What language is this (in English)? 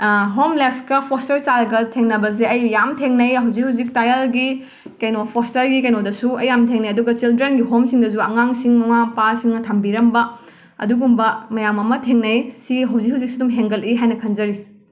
Manipuri